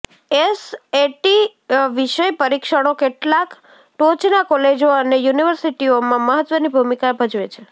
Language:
Gujarati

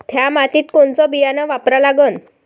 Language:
Marathi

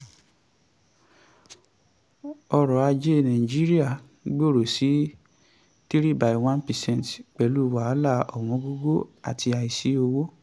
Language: Yoruba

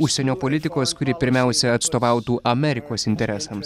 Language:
Lithuanian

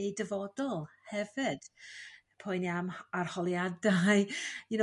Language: Welsh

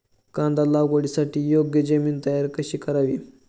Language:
Marathi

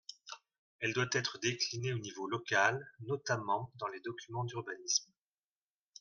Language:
French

